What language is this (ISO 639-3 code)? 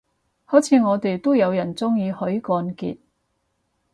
yue